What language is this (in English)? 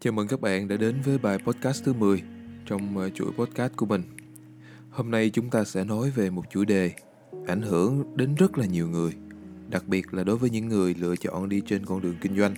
Vietnamese